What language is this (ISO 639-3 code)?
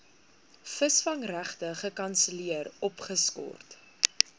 afr